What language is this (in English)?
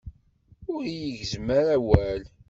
Kabyle